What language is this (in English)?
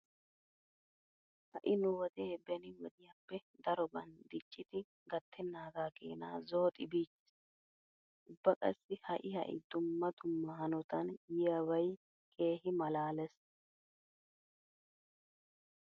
Wolaytta